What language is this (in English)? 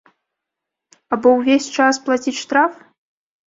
Belarusian